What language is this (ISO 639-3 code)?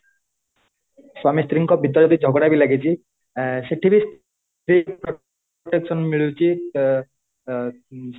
ori